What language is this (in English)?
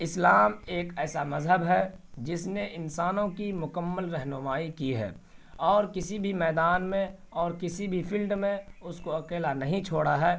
Urdu